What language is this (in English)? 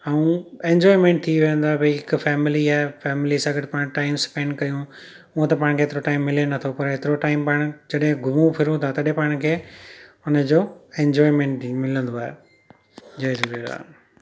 Sindhi